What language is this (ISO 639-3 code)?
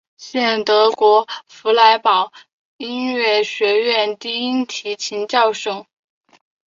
zho